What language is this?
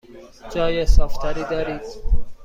Persian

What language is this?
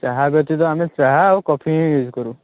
Odia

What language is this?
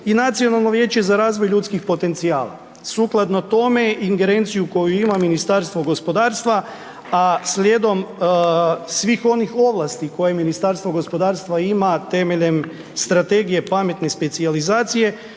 Croatian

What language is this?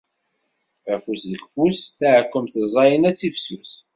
Kabyle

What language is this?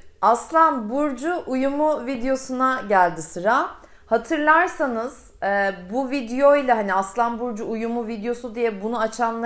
Turkish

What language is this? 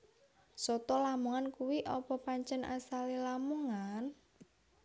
Javanese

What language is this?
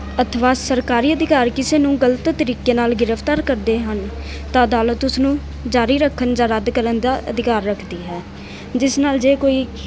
Punjabi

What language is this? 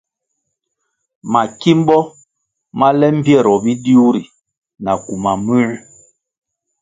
Kwasio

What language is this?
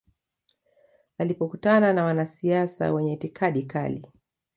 Swahili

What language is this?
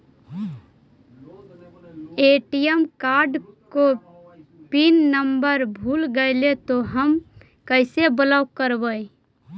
Magahi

